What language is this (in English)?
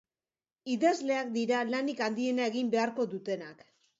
Basque